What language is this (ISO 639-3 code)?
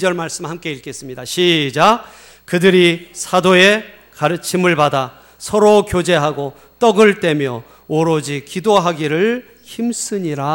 kor